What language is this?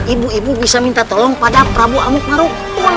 Indonesian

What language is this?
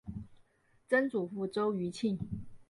Chinese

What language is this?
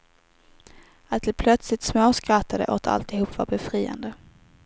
Swedish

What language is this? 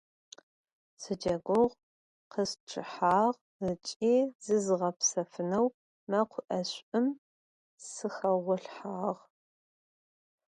Adyghe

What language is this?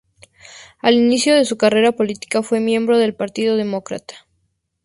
Spanish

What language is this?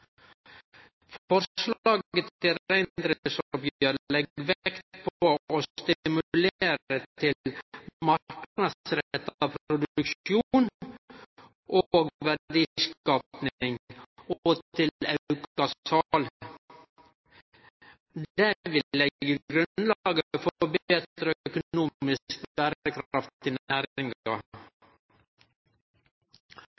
Norwegian Nynorsk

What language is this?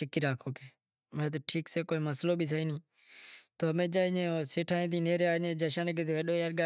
Wadiyara Koli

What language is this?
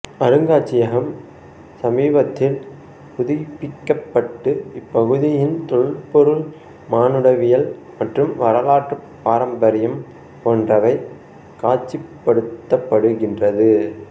Tamil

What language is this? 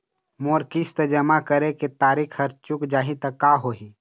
Chhattisgarhi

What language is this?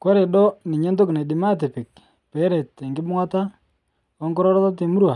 Masai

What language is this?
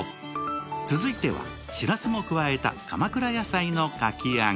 Japanese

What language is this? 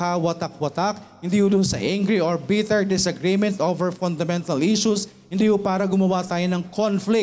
Filipino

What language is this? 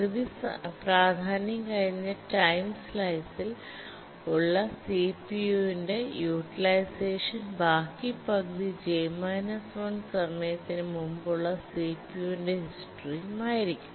Malayalam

